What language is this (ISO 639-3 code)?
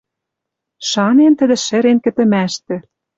mrj